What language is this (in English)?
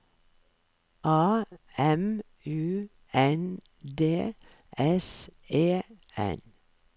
Norwegian